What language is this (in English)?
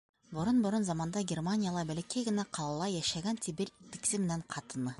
Bashkir